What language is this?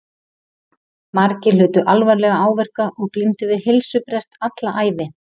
Icelandic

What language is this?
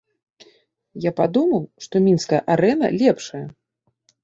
Belarusian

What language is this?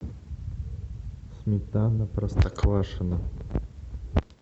Russian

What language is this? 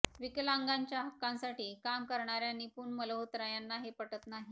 Marathi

